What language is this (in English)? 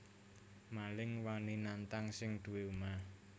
Javanese